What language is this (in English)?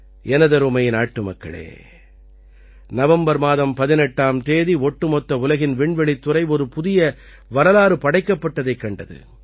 Tamil